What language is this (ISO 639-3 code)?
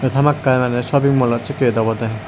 ccp